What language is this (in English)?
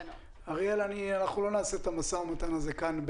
Hebrew